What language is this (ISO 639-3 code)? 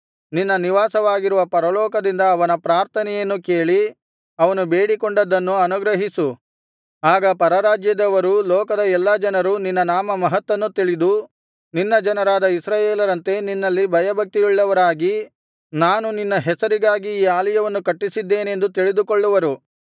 kan